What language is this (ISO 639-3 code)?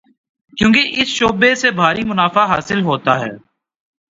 urd